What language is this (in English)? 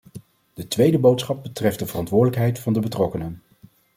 Dutch